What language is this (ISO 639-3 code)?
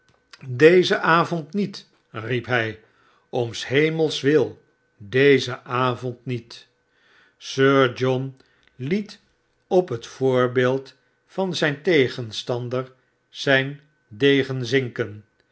nld